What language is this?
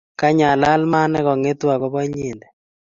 Kalenjin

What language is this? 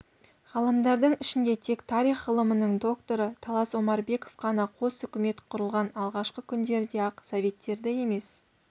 Kazakh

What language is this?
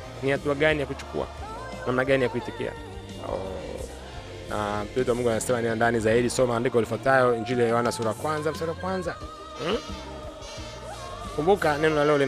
Swahili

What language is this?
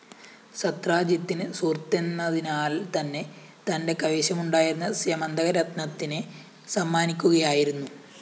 Malayalam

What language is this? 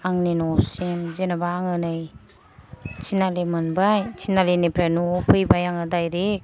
Bodo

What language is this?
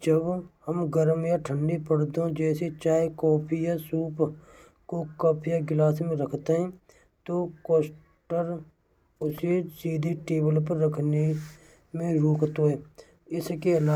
Braj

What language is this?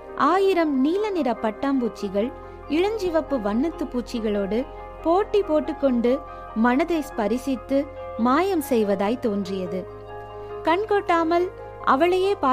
Tamil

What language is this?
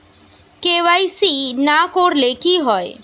Bangla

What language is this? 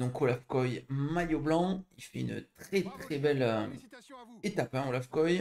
French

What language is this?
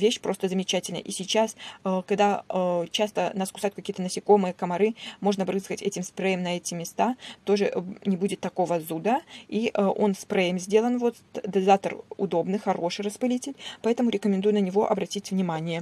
Russian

